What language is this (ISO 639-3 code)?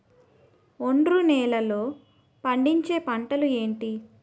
tel